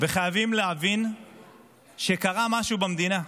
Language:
Hebrew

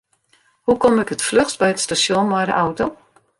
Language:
Western Frisian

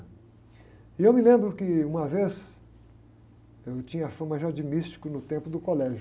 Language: Portuguese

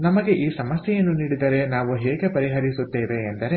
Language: Kannada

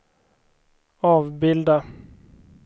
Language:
Swedish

